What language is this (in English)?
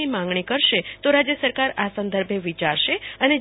Gujarati